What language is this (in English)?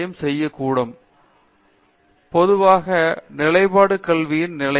Tamil